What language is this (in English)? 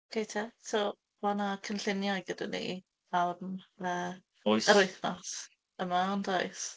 Welsh